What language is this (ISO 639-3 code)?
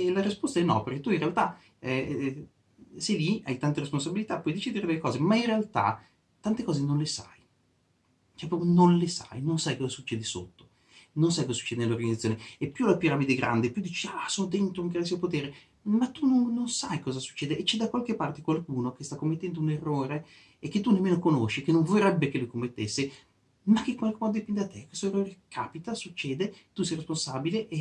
ita